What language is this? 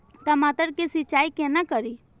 Maithili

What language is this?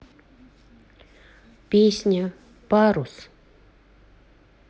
Russian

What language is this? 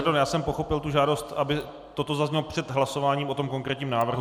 Czech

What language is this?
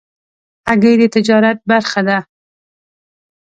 Pashto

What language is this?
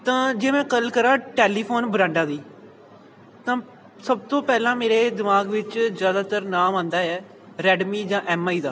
Punjabi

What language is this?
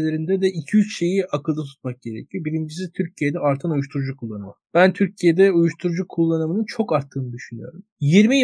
Turkish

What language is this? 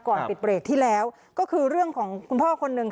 Thai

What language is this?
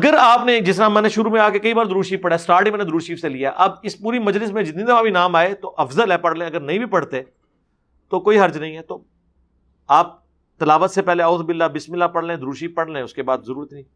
Urdu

